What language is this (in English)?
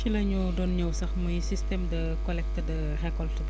Wolof